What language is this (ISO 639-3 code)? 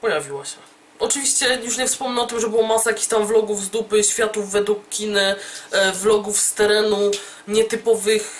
pol